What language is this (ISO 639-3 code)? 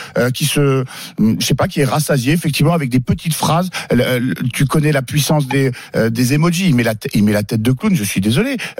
fra